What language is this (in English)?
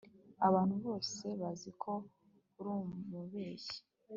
Kinyarwanda